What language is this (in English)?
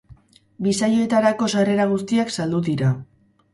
Basque